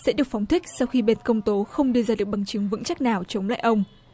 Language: Vietnamese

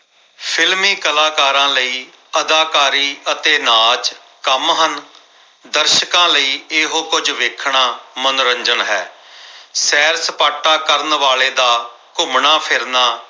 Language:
Punjabi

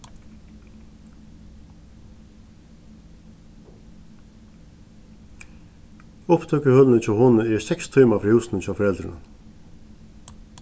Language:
Faroese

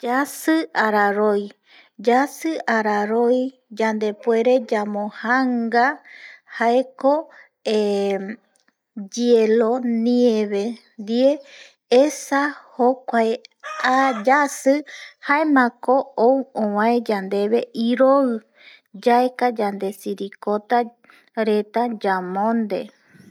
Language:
Eastern Bolivian Guaraní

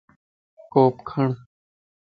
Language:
Lasi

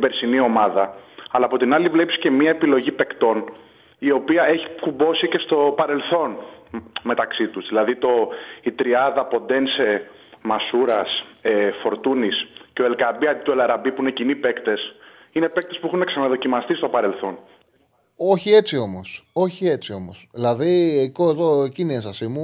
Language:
Greek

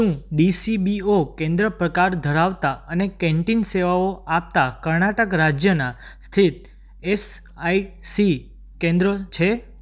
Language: Gujarati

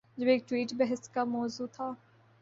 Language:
Urdu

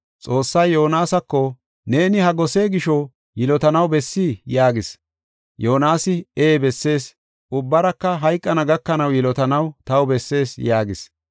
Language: Gofa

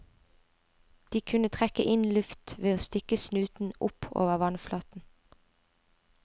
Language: Norwegian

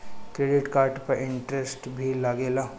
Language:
Bhojpuri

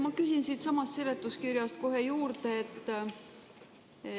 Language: Estonian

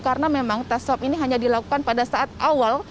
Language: Indonesian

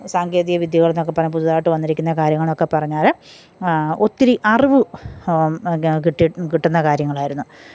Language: Malayalam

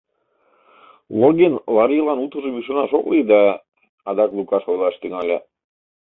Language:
Mari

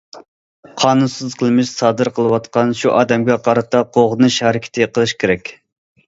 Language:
Uyghur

